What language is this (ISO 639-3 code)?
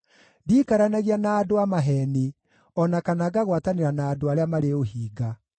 kik